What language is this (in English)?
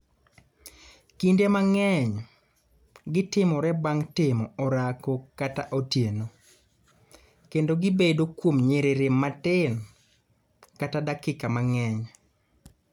Luo (Kenya and Tanzania)